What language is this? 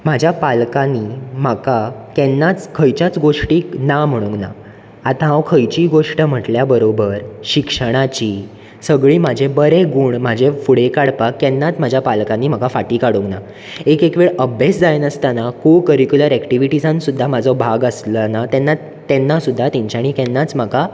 Konkani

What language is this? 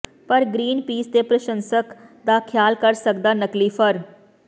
Punjabi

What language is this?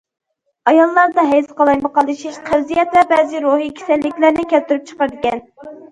Uyghur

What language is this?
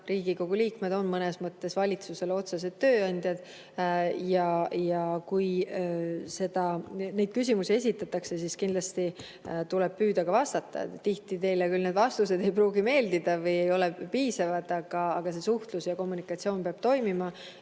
Estonian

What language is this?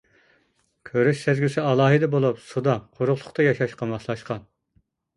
Uyghur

